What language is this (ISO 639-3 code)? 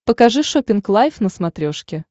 rus